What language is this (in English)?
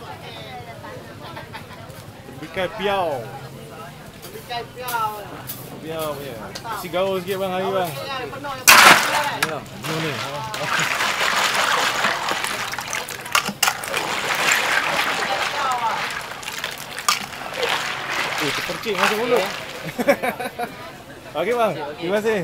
Malay